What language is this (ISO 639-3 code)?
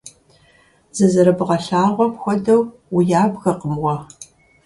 kbd